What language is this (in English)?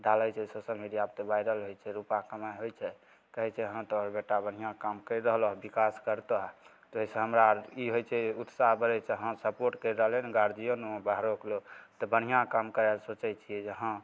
Maithili